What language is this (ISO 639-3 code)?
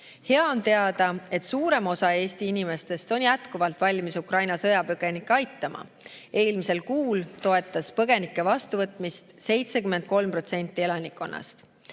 est